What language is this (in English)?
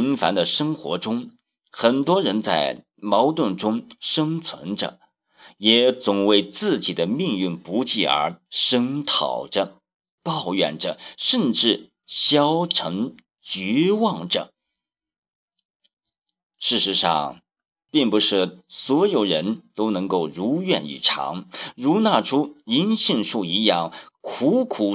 Chinese